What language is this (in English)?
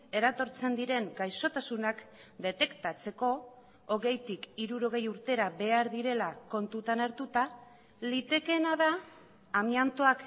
Basque